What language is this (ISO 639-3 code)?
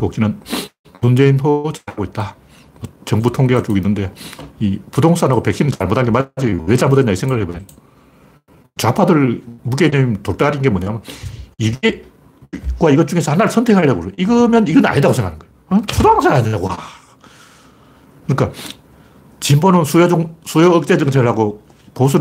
kor